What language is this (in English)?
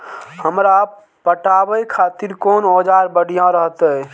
Maithili